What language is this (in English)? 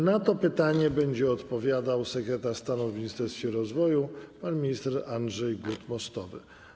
Polish